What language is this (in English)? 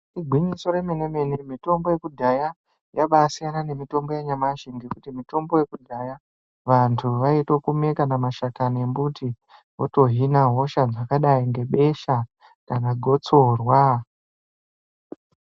Ndau